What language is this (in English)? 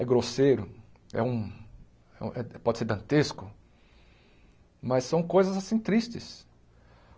Portuguese